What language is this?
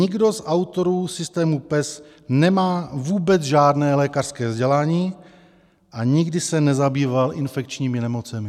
Czech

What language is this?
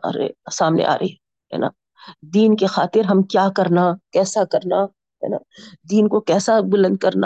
Urdu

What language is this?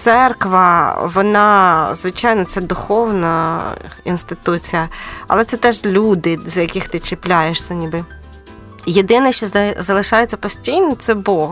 Ukrainian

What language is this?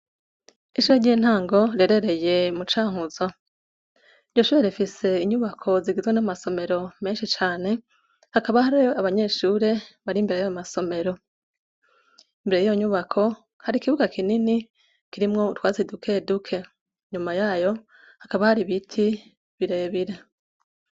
Rundi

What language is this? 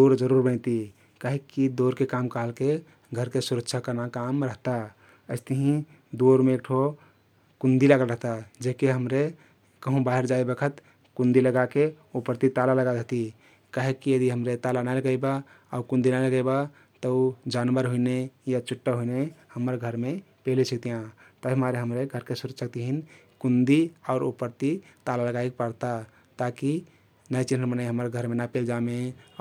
Kathoriya Tharu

